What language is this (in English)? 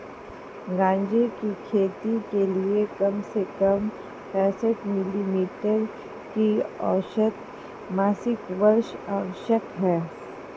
Hindi